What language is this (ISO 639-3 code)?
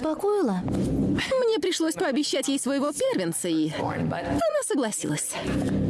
rus